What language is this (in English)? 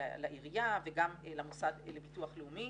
Hebrew